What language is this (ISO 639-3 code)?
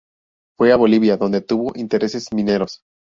spa